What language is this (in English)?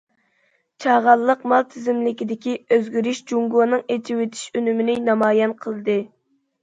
Uyghur